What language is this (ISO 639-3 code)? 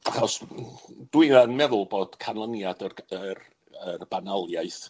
cym